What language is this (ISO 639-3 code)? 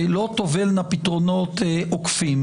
heb